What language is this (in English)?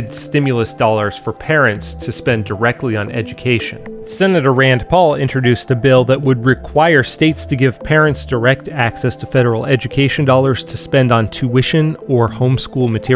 English